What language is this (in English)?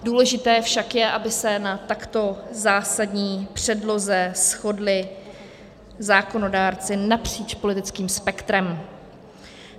Czech